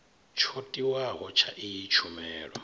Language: Venda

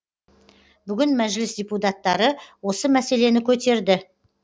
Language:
Kazakh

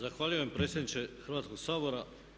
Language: Croatian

